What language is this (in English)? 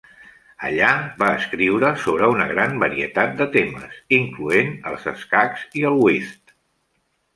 Catalan